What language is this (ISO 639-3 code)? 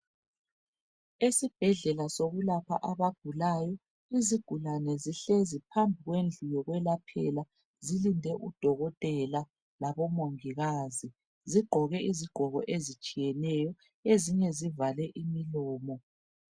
nde